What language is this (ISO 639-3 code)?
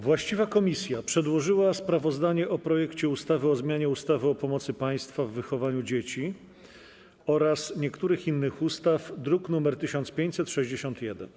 pol